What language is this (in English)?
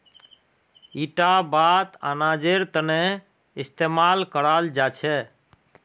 Magahi